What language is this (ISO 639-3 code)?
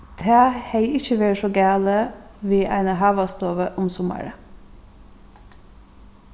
fao